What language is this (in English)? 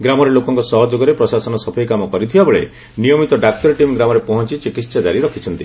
Odia